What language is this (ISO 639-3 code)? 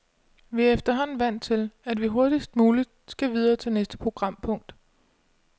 dan